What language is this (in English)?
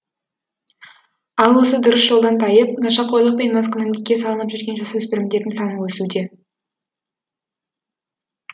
Kazakh